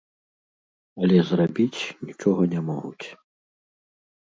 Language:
Belarusian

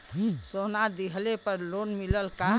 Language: Bhojpuri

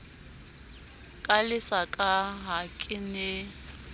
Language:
Southern Sotho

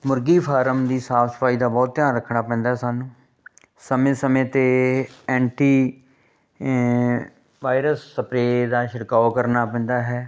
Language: Punjabi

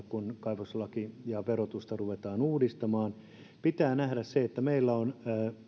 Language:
Finnish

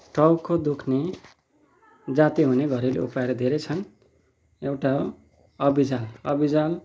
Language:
Nepali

